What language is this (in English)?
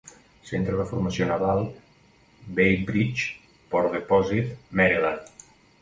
Catalan